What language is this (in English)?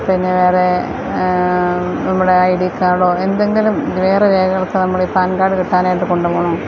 Malayalam